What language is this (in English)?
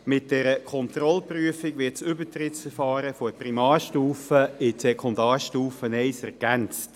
Swiss German